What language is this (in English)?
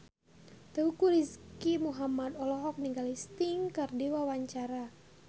Sundanese